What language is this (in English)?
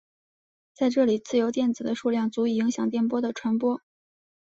Chinese